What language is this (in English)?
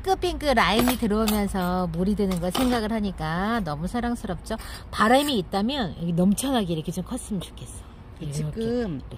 Korean